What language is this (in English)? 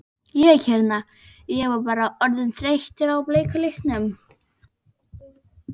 Icelandic